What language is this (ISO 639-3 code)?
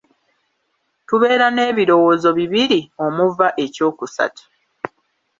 lug